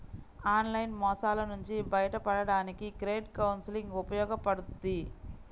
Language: Telugu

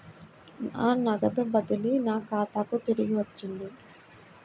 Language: Telugu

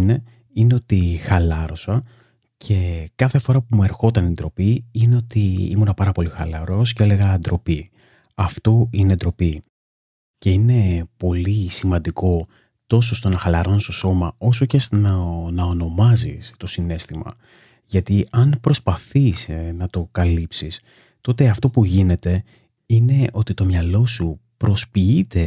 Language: Greek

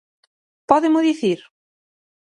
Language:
Galician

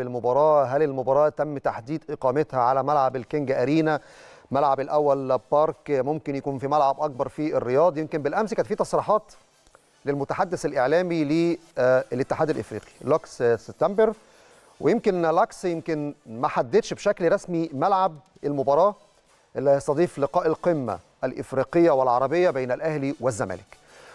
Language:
Arabic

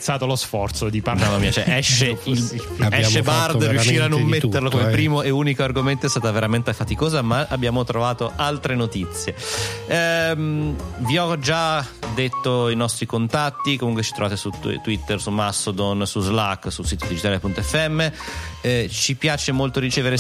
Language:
Italian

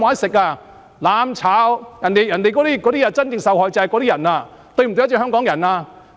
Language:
Cantonese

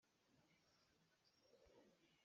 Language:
Hakha Chin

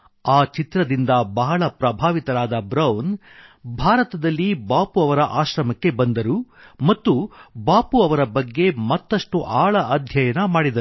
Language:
Kannada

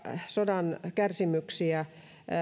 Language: Finnish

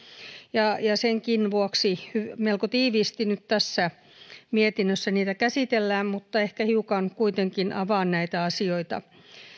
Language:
Finnish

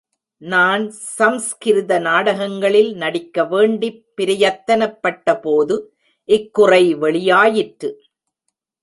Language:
Tamil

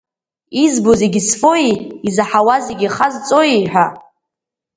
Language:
Abkhazian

